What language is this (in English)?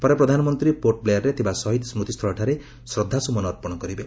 Odia